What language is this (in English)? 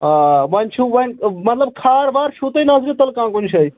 Kashmiri